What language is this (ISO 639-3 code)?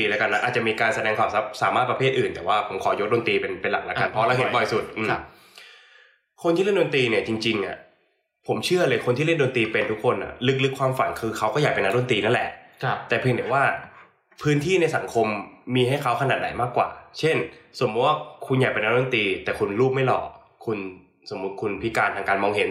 tha